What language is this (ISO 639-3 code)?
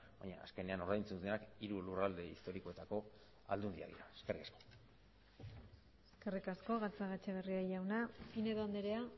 eus